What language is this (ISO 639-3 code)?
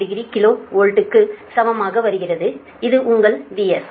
tam